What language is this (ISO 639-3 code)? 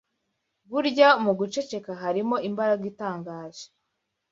kin